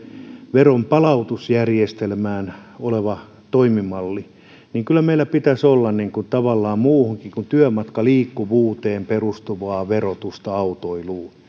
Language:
Finnish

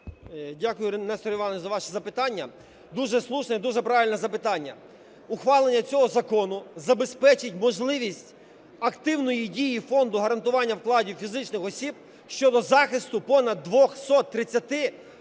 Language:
Ukrainian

